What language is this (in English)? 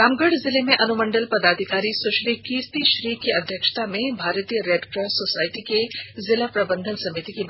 Hindi